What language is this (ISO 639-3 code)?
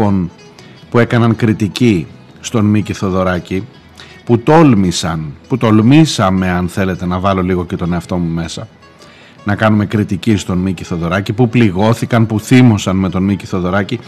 ell